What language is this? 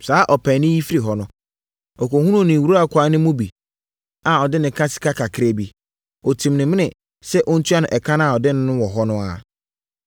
Akan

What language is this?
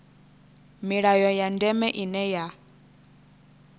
Venda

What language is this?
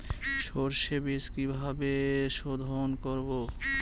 Bangla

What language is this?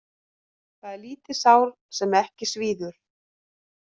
Icelandic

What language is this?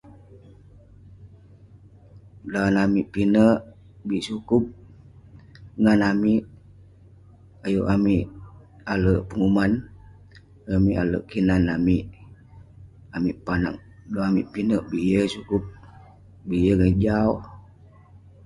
Western Penan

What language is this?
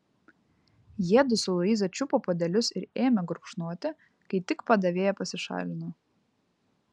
Lithuanian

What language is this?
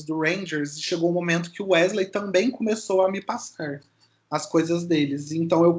Portuguese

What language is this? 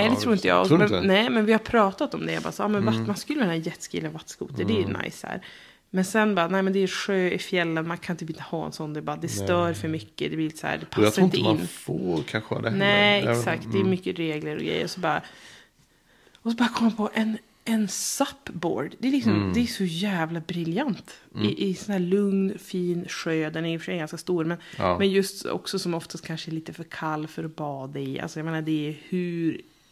Swedish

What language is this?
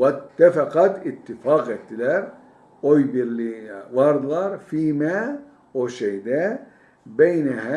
Turkish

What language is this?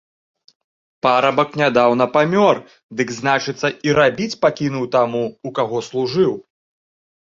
Belarusian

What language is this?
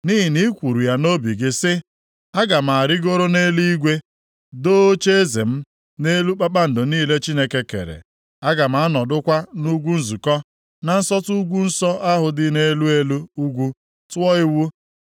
Igbo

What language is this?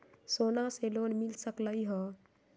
Magahi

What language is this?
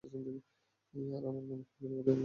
Bangla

